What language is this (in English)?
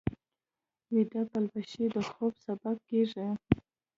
Pashto